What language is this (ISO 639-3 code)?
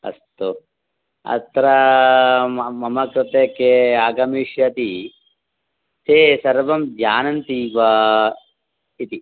san